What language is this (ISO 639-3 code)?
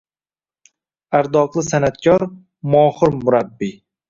uzb